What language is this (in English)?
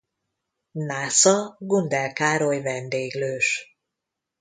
Hungarian